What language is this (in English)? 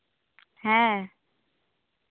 Santali